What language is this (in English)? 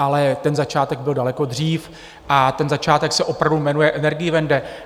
Czech